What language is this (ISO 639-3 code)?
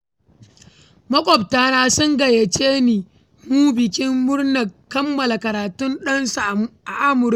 hau